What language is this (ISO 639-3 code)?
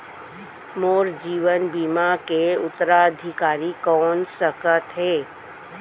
hne